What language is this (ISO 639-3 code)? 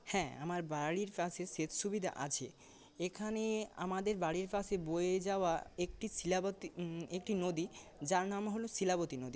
ben